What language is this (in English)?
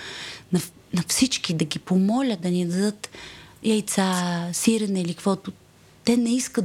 Bulgarian